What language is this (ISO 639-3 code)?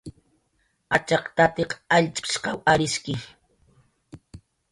jqr